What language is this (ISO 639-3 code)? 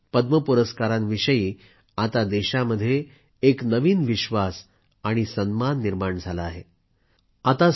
mar